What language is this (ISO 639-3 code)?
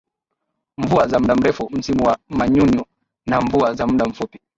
swa